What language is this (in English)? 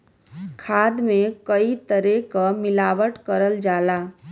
Bhojpuri